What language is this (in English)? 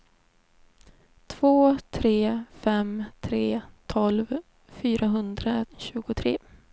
Swedish